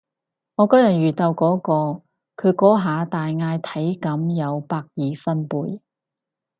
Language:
Cantonese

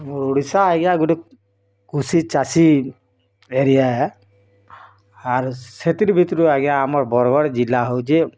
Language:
Odia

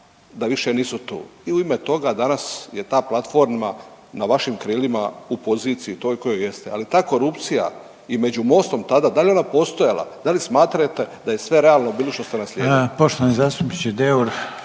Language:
Croatian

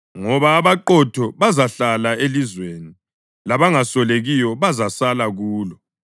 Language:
North Ndebele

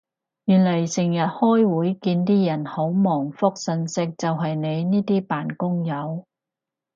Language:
Cantonese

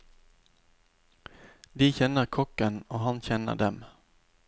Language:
Norwegian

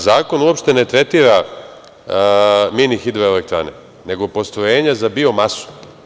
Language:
Serbian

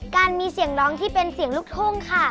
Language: Thai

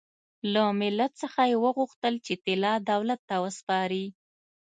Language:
Pashto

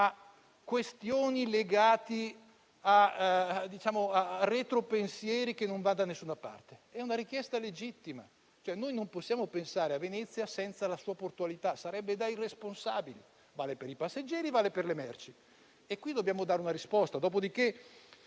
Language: Italian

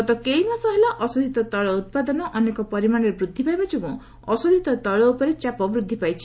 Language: Odia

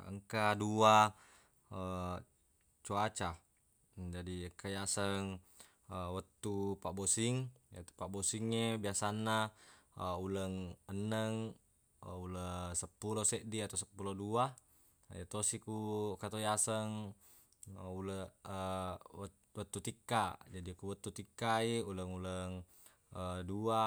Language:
Buginese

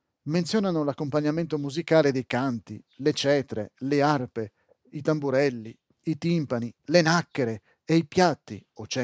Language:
Italian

